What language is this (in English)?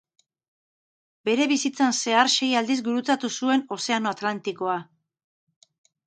Basque